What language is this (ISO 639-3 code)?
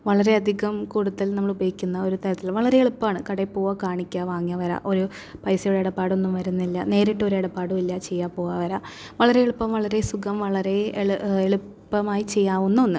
mal